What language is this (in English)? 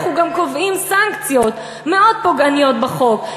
Hebrew